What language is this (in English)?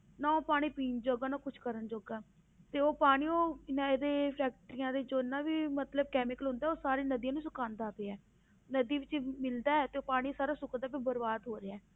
Punjabi